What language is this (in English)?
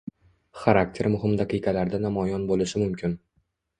Uzbek